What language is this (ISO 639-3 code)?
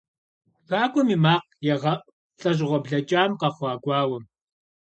kbd